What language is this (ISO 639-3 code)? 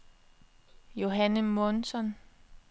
dan